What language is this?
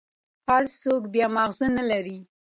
Pashto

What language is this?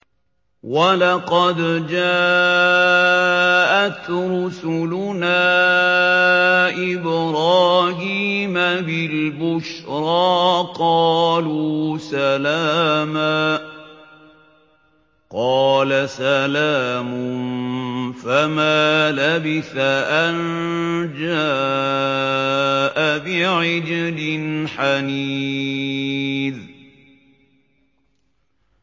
Arabic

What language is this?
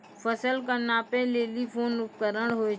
Maithili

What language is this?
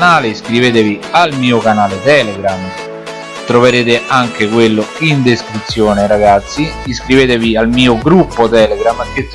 Italian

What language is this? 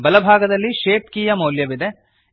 Kannada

